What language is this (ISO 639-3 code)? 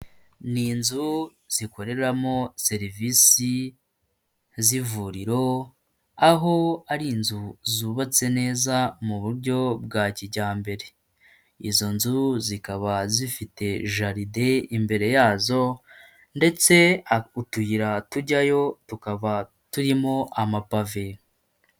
kin